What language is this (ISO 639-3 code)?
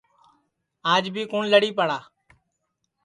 ssi